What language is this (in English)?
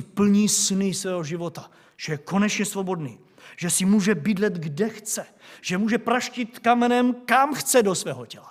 Czech